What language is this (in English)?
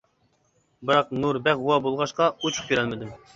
Uyghur